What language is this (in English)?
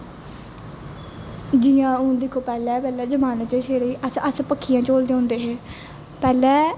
Dogri